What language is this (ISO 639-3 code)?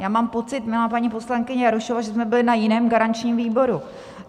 ces